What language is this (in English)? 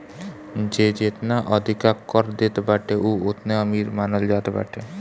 Bhojpuri